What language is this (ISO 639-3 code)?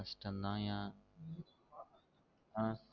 tam